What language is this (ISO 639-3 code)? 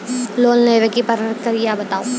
mai